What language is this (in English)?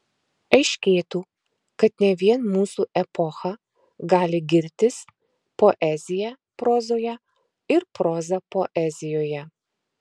Lithuanian